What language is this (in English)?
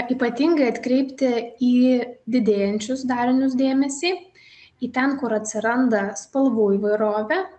Lithuanian